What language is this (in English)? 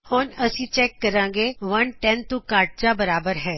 Punjabi